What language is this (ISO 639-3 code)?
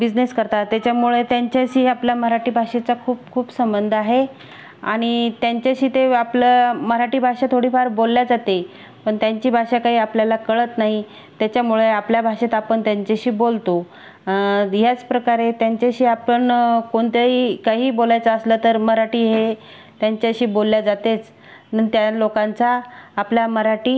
mar